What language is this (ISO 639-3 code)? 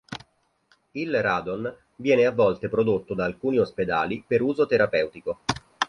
ita